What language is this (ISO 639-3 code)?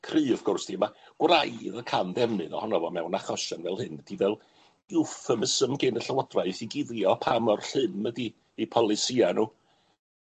cym